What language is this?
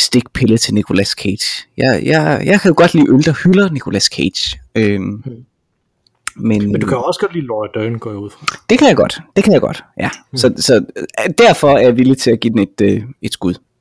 Danish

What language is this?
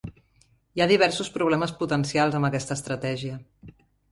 Catalan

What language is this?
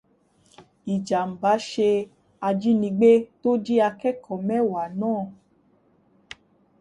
Yoruba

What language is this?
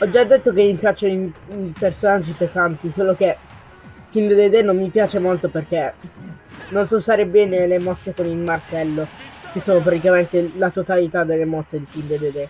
Italian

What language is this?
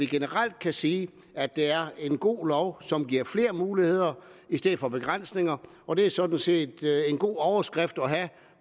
Danish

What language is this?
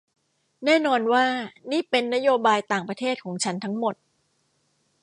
Thai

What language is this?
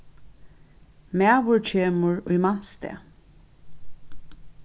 Faroese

